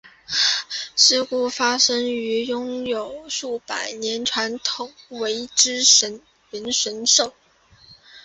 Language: Chinese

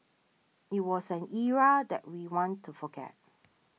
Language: English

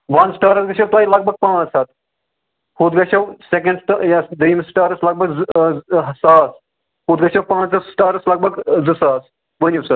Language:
Kashmiri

